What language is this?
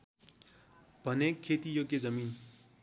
Nepali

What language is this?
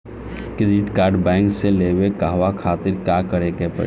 Bhojpuri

